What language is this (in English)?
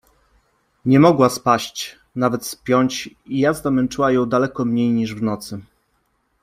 Polish